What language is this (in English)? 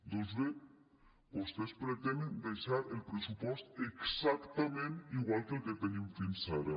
Catalan